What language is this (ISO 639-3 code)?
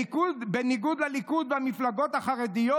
heb